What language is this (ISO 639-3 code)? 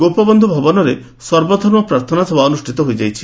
ori